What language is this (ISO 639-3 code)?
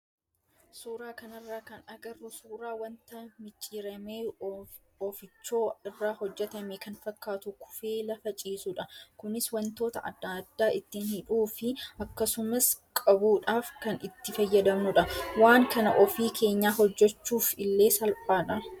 orm